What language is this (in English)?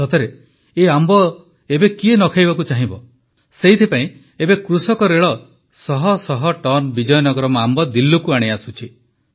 Odia